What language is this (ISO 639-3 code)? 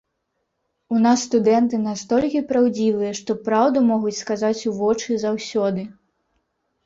bel